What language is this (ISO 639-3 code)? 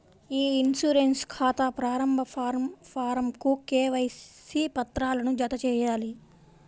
tel